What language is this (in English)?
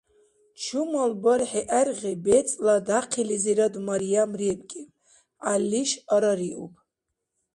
Dargwa